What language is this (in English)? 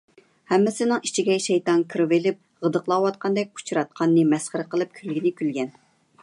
Uyghur